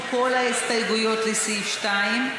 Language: Hebrew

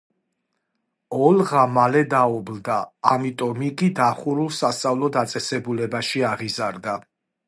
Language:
Georgian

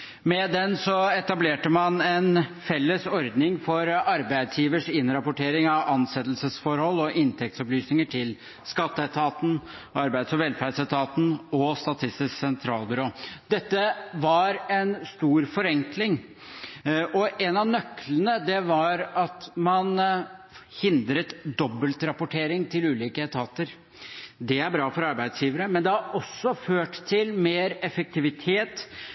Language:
Norwegian Bokmål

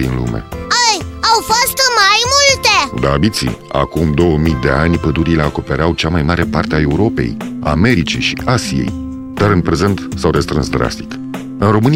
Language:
Romanian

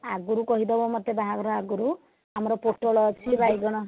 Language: Odia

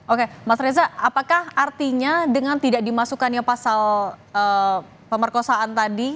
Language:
Indonesian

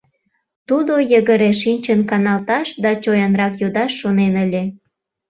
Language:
Mari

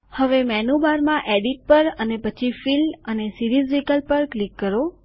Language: Gujarati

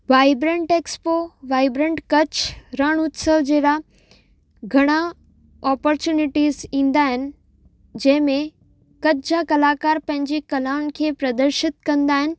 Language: Sindhi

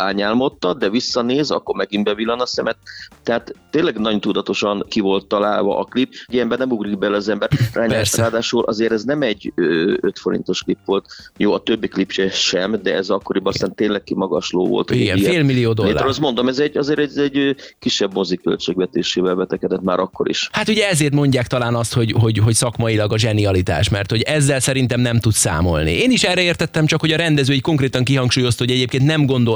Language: Hungarian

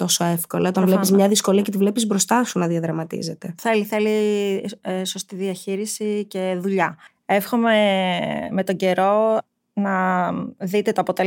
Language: Greek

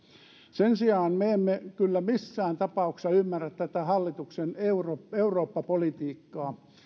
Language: Finnish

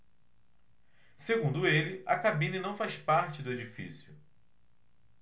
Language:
Portuguese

